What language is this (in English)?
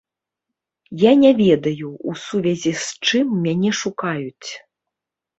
Belarusian